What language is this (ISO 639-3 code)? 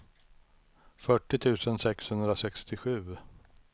swe